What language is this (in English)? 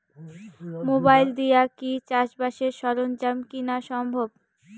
Bangla